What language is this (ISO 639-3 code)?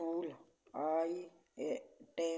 pan